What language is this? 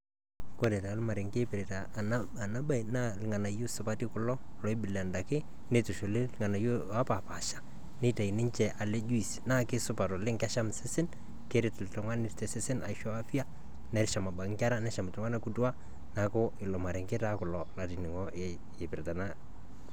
Masai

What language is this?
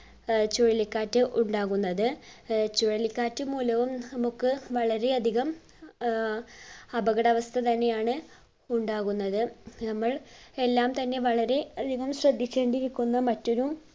Malayalam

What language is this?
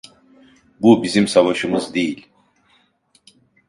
Turkish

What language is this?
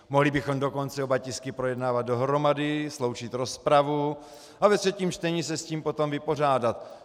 Czech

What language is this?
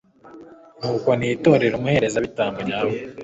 Kinyarwanda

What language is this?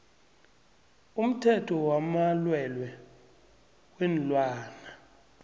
South Ndebele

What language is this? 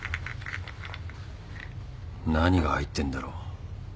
Japanese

